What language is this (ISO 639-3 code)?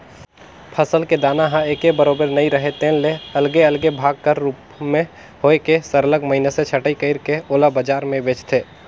hne